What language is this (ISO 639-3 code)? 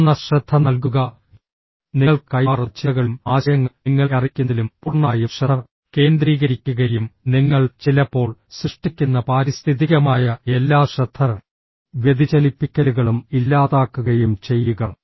mal